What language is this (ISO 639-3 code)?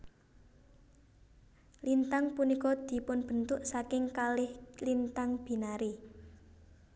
jav